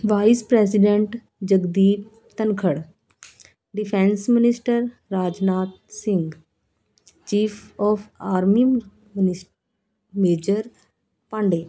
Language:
Punjabi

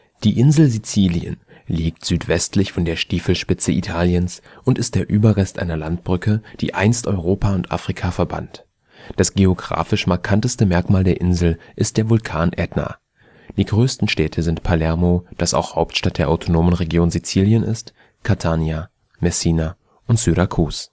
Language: German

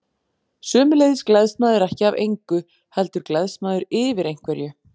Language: Icelandic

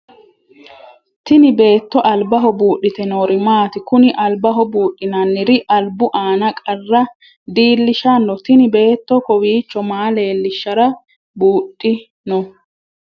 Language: Sidamo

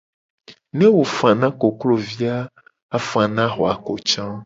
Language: Gen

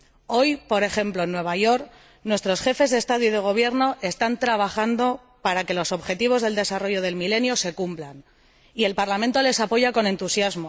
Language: Spanish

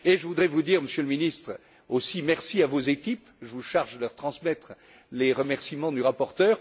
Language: French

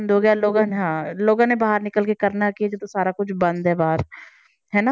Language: Punjabi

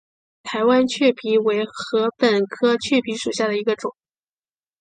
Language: Chinese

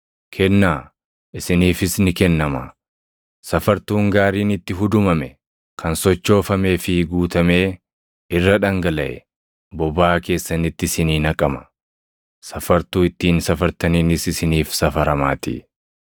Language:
Oromo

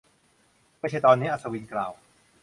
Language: Thai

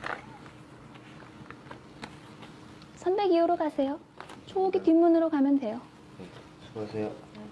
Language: Korean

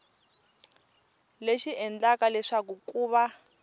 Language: Tsonga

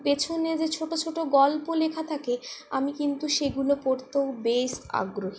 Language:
Bangla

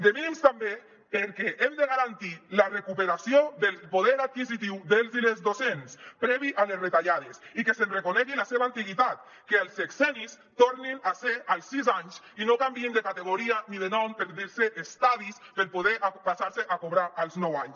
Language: Catalan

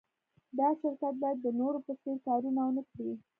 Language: Pashto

